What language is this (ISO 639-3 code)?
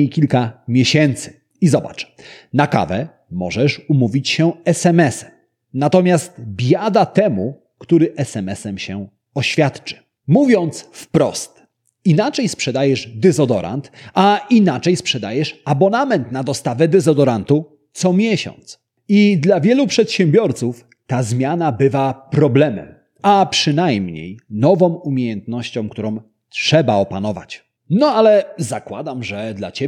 pol